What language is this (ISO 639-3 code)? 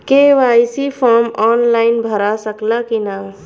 bho